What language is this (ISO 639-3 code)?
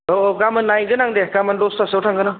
brx